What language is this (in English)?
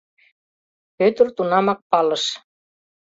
Mari